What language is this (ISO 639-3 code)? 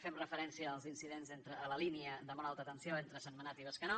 cat